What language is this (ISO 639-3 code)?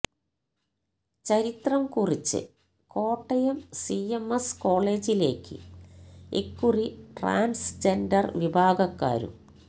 mal